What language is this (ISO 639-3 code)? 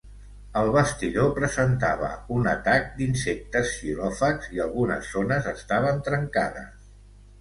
cat